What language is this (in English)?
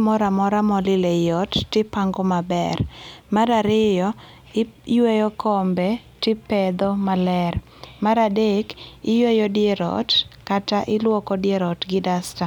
Luo (Kenya and Tanzania)